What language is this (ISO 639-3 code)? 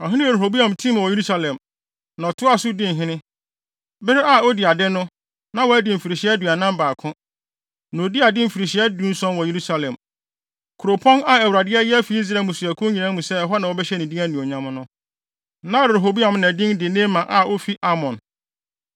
aka